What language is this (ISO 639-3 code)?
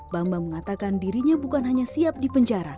ind